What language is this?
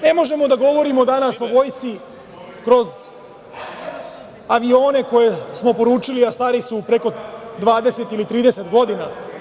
Serbian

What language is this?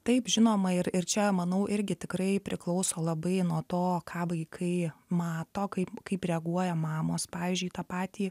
Lithuanian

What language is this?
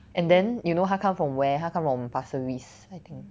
English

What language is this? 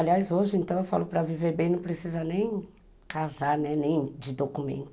Portuguese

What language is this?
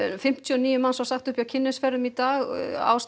Icelandic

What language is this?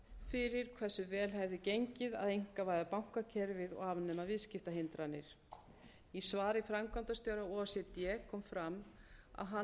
Icelandic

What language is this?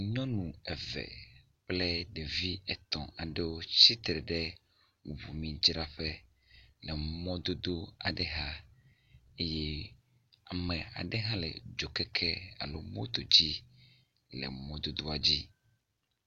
Ewe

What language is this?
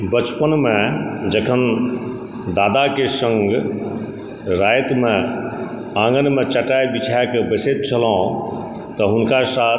Maithili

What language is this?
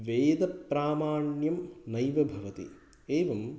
Sanskrit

